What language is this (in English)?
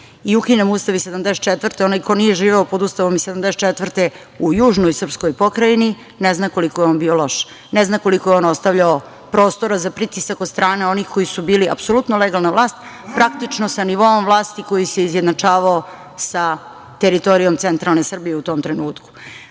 Serbian